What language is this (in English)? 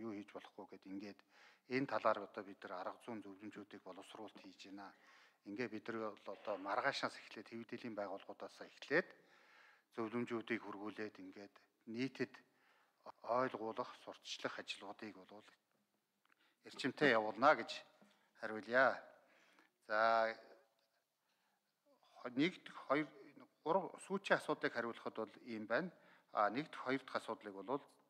Arabic